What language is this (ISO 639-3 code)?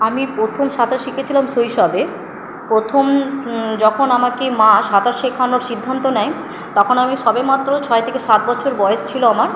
ben